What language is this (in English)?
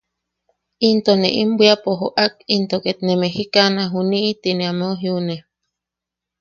Yaqui